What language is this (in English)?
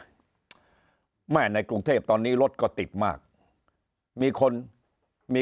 Thai